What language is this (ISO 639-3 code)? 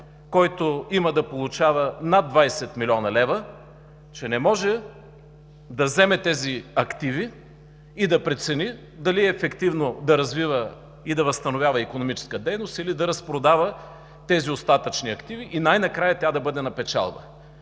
bul